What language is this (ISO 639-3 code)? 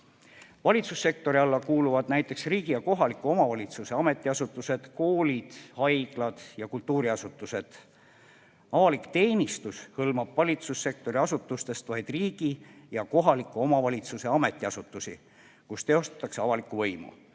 est